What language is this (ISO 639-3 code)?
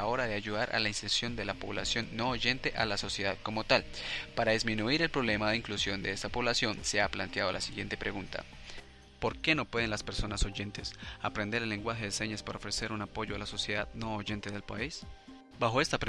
spa